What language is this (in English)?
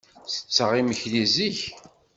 Kabyle